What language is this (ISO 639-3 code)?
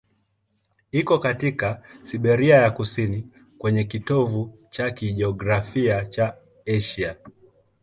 swa